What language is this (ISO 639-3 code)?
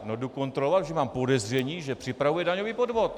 ces